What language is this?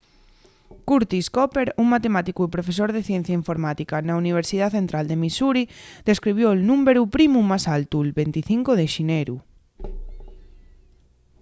Asturian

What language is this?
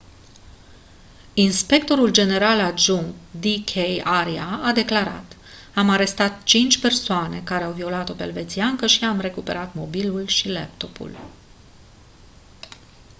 Romanian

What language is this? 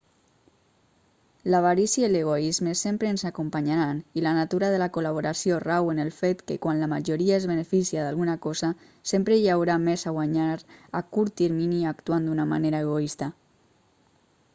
Catalan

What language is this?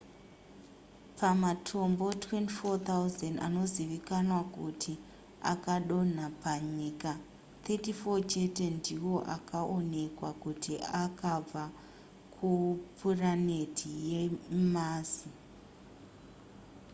Shona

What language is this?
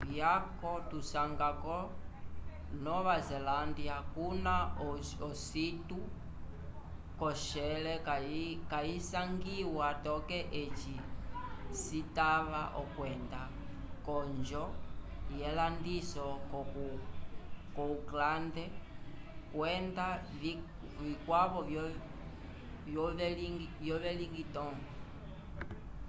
Umbundu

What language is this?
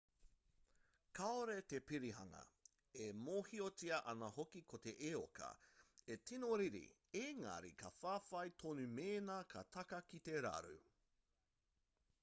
Māori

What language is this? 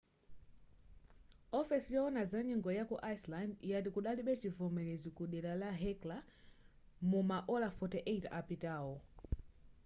Nyanja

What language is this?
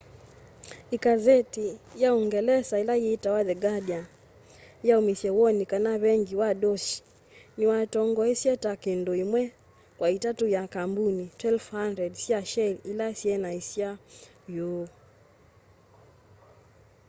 Kamba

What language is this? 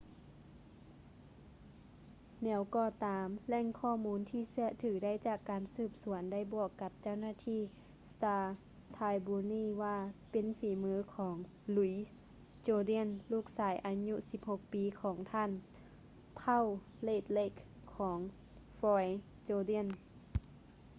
Lao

